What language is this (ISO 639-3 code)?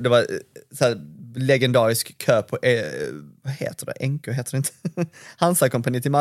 swe